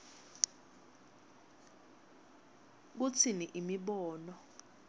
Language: Swati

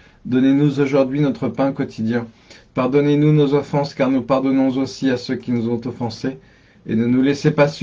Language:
French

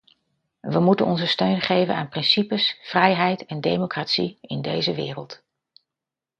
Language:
Dutch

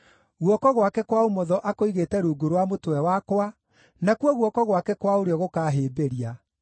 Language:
Kikuyu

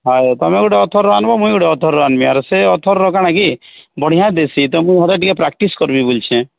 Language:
Odia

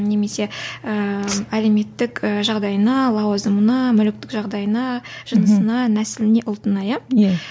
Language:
Kazakh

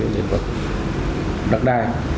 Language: Vietnamese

